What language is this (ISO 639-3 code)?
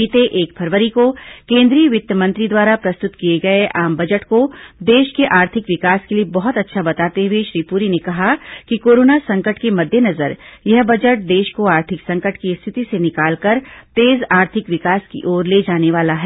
hin